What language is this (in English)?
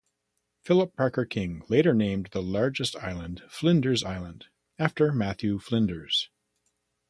English